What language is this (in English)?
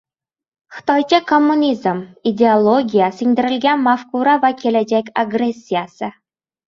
Uzbek